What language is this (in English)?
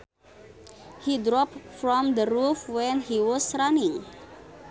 Sundanese